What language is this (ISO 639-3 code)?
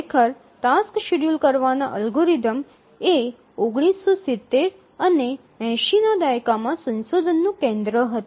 guj